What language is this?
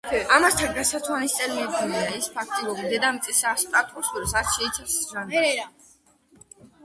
Georgian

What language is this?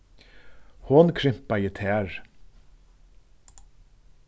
Faroese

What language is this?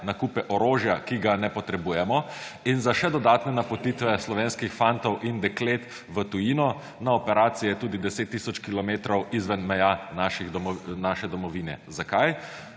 Slovenian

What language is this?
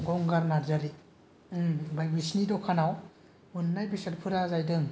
Bodo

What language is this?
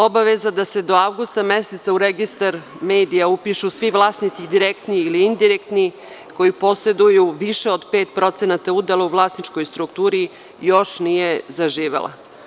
Serbian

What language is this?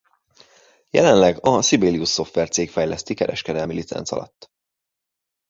Hungarian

